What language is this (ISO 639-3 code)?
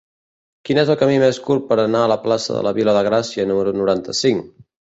cat